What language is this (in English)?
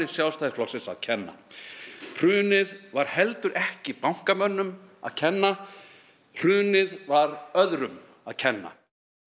Icelandic